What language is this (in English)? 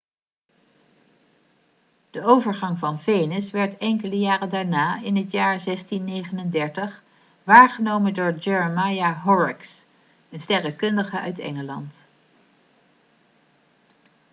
Dutch